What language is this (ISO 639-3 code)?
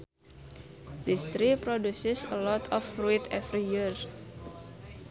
sun